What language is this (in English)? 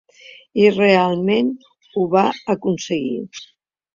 Catalan